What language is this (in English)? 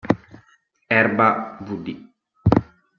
Italian